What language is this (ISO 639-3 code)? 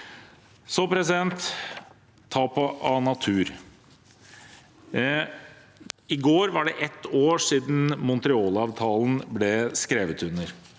nor